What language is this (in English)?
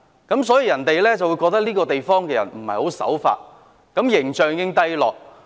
Cantonese